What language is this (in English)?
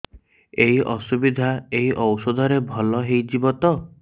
Odia